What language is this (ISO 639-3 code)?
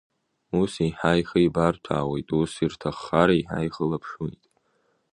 abk